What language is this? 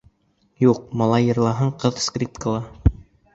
Bashkir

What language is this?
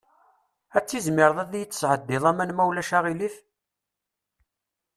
Kabyle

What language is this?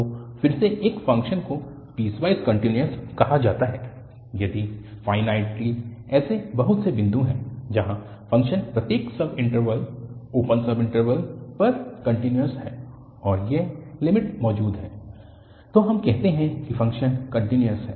Hindi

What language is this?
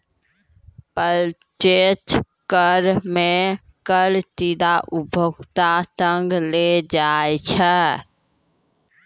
Maithili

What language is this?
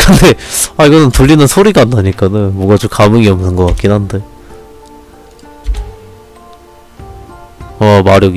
Korean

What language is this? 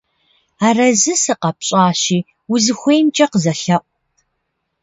Kabardian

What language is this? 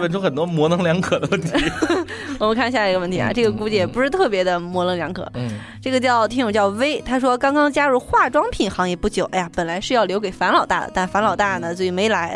Chinese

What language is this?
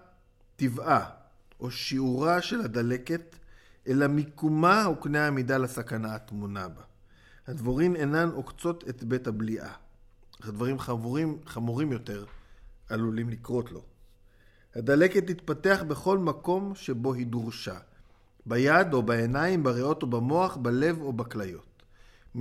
Hebrew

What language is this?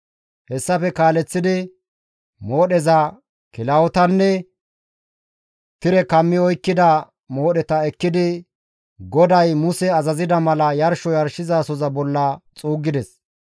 Gamo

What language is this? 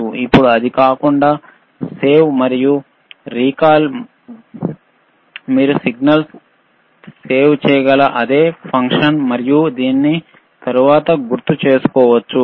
Telugu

